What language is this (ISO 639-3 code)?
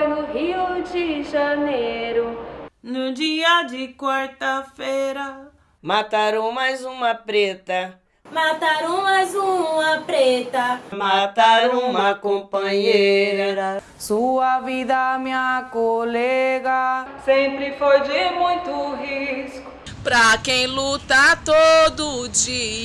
por